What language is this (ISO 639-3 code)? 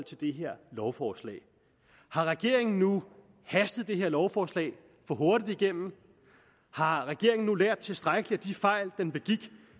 dan